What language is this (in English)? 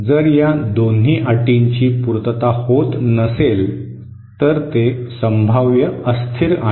Marathi